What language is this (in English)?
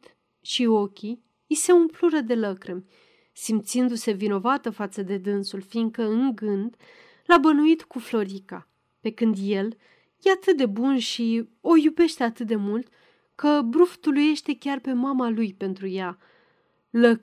Romanian